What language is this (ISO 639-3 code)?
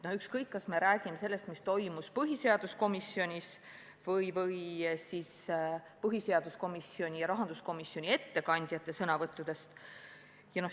est